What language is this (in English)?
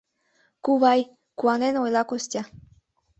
Mari